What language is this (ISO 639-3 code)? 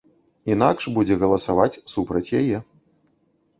bel